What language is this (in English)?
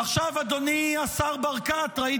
Hebrew